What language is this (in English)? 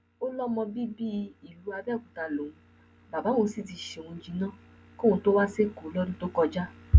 Yoruba